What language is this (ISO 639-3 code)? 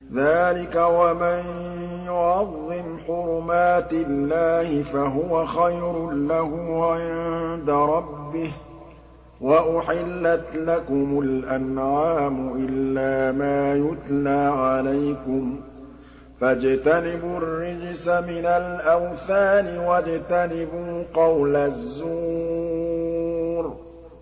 ara